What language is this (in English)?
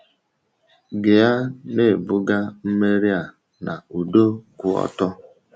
Igbo